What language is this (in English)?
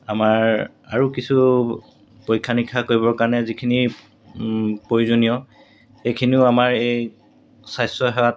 Assamese